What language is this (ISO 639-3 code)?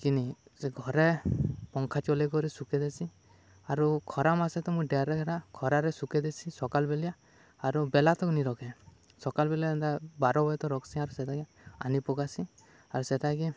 ori